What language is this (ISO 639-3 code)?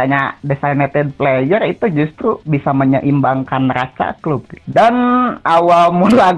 ind